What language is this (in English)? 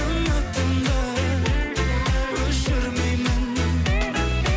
Kazakh